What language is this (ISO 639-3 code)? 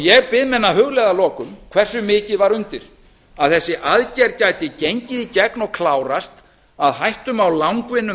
isl